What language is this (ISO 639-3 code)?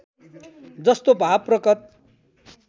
nep